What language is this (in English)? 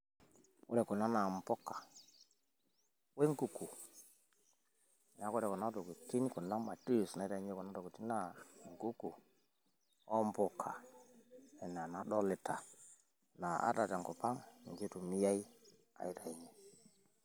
Masai